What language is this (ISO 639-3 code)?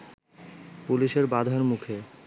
ben